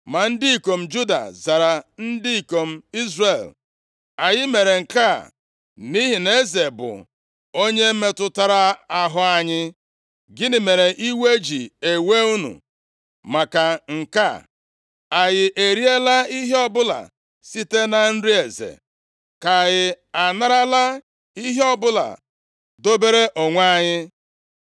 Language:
Igbo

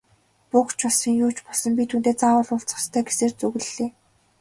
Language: Mongolian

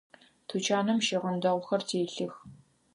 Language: Adyghe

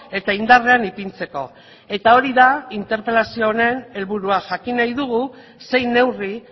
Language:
Basque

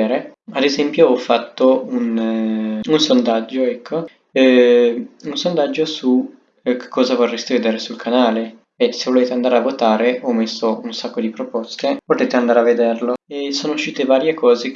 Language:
Italian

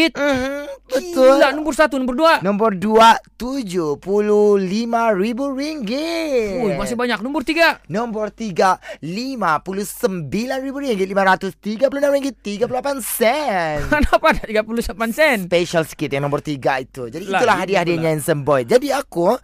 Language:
Malay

